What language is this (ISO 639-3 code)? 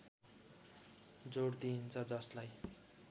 nep